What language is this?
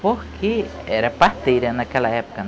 Portuguese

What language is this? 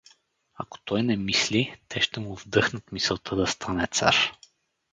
Bulgarian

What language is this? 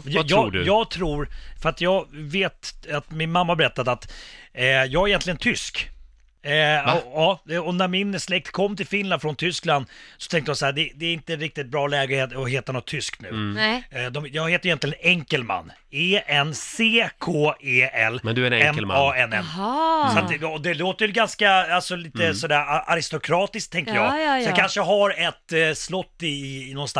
Swedish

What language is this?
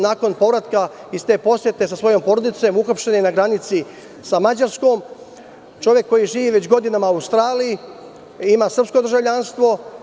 Serbian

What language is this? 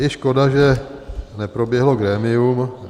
Czech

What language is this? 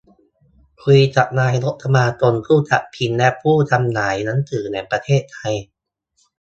Thai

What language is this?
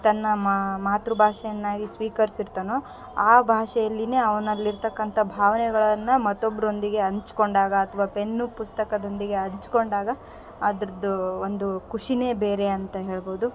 Kannada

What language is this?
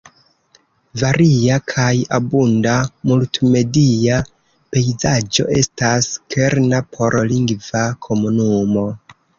Esperanto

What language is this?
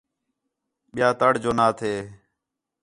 Khetrani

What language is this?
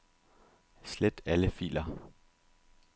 Danish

